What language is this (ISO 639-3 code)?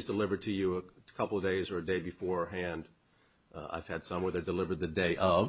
eng